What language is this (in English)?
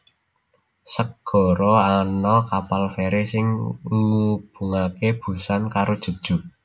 Javanese